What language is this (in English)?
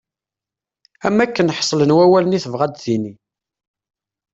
Kabyle